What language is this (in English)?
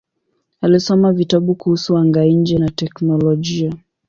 Swahili